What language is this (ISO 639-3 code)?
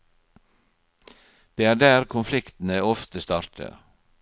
nor